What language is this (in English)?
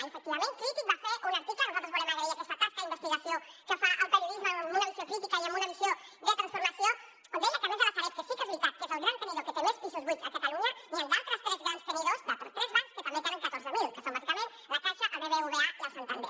Catalan